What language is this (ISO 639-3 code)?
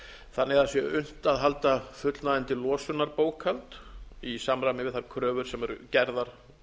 isl